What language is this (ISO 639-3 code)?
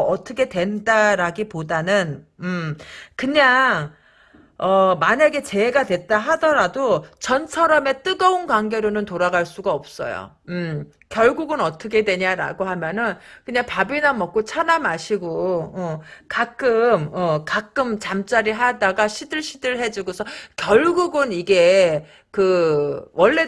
kor